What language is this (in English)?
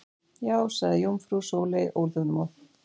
Icelandic